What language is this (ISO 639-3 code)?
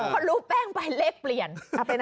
tha